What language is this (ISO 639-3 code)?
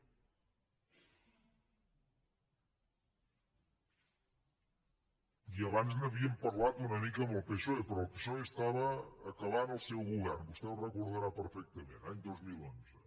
cat